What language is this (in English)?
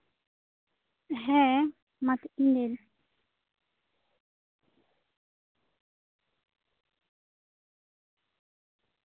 Santali